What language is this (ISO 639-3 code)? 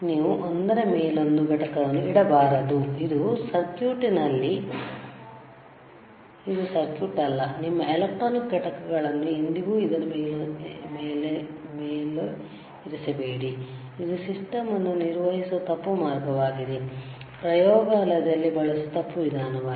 kan